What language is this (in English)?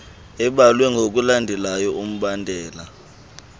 Xhosa